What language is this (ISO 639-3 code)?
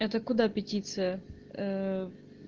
rus